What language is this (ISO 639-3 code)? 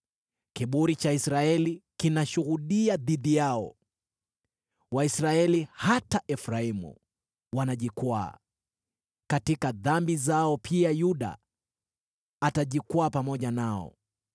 swa